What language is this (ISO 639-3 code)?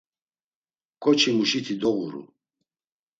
lzz